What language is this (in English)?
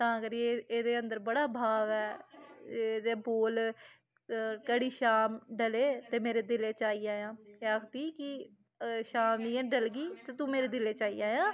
Dogri